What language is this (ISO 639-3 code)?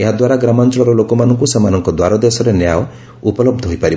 ori